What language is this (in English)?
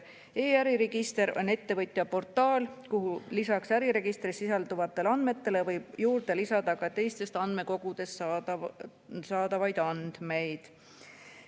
Estonian